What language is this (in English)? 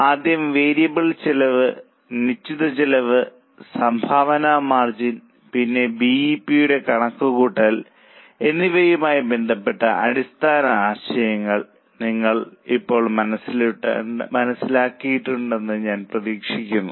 Malayalam